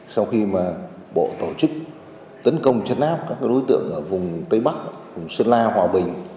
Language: Vietnamese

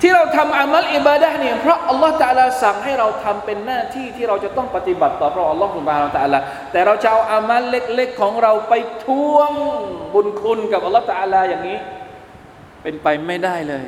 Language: Thai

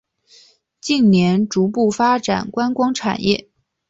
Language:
Chinese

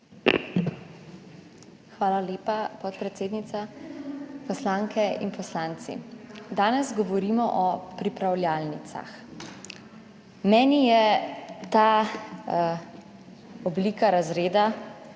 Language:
Slovenian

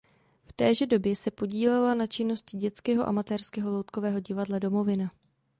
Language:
Czech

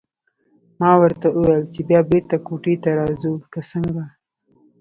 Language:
Pashto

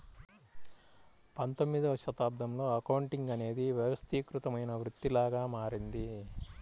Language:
Telugu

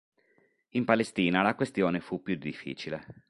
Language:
Italian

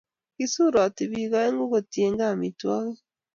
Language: Kalenjin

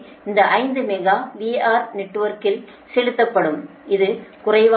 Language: Tamil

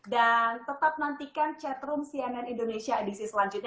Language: Indonesian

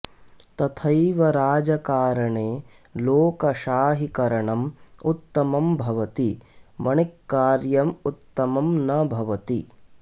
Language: Sanskrit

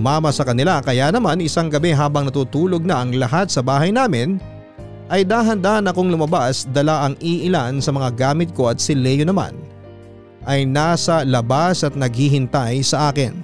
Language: Filipino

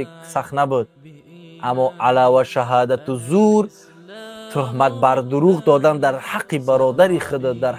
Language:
Persian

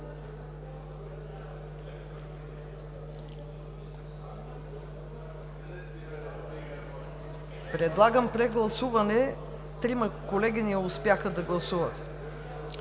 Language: Bulgarian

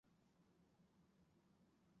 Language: Chinese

